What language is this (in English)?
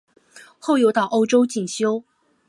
Chinese